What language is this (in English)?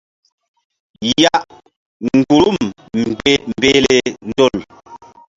Mbum